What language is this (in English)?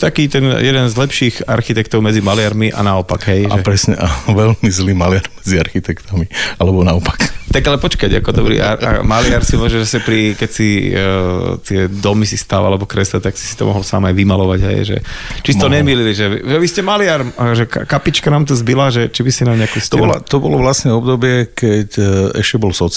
Slovak